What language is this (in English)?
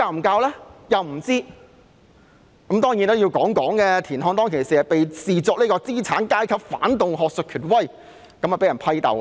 Cantonese